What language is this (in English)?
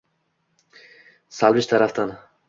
Uzbek